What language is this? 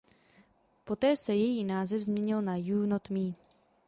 Czech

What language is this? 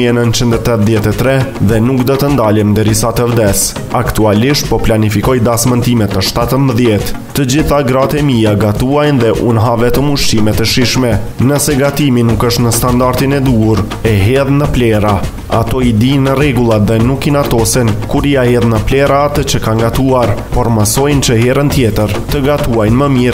Romanian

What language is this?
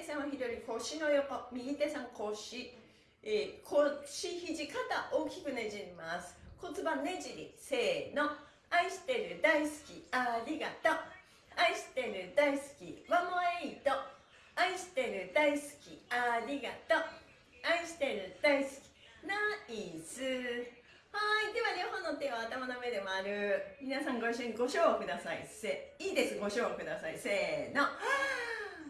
Japanese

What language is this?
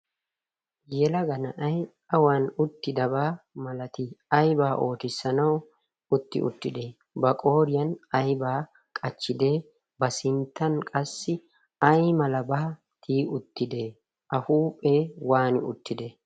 Wolaytta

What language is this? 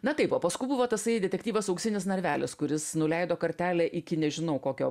Lithuanian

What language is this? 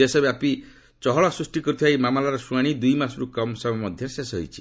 Odia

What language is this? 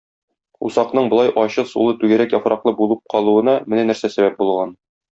Tatar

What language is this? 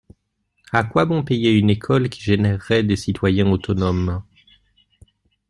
French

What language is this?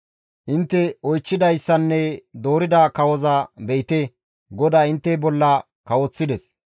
Gamo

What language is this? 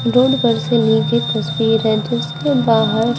Hindi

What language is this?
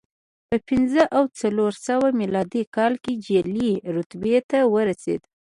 Pashto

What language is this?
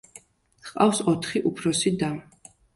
Georgian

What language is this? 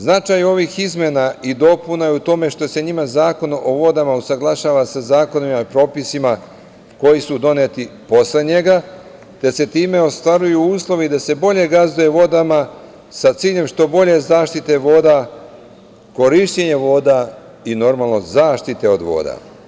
Serbian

